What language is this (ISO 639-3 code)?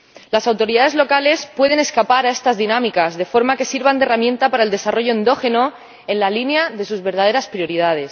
spa